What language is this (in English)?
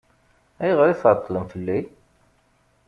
Kabyle